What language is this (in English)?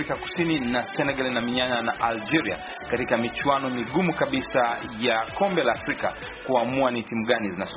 Swahili